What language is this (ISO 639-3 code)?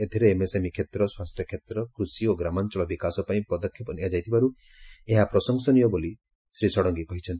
ori